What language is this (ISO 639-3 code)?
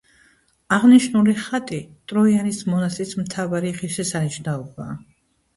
kat